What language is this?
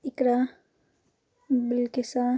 Kashmiri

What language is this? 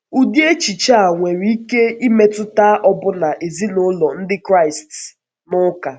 Igbo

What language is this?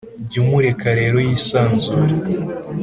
Kinyarwanda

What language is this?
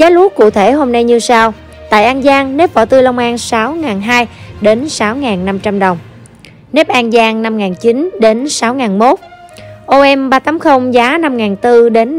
Vietnamese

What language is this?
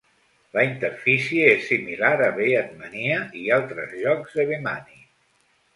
Catalan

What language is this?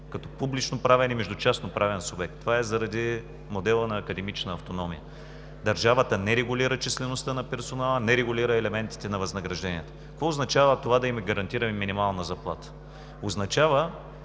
Bulgarian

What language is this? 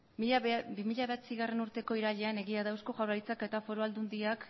Basque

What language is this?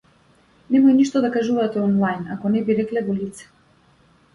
Macedonian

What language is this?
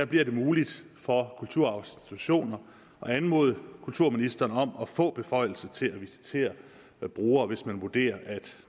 Danish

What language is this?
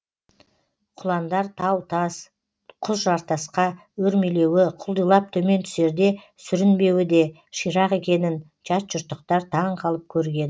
Kazakh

